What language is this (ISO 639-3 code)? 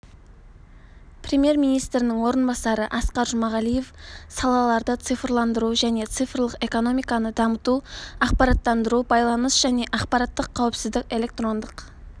kaz